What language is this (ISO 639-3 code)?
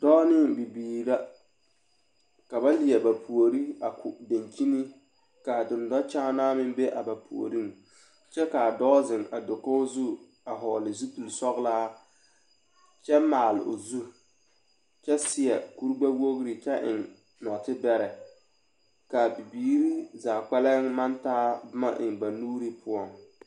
dga